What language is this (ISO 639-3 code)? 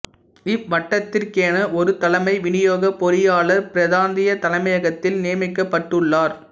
tam